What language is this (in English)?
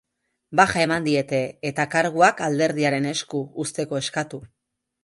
Basque